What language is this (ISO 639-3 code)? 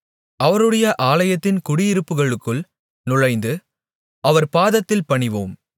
tam